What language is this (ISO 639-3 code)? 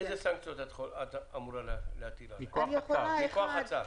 heb